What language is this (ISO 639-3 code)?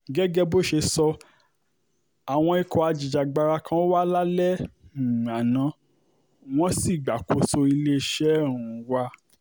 yor